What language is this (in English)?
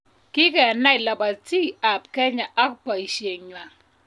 Kalenjin